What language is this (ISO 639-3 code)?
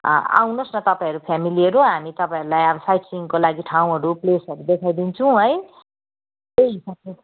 nep